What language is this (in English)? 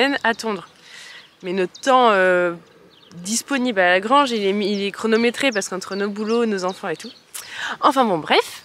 French